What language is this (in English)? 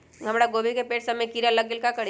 Magahi